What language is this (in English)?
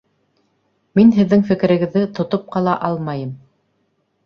Bashkir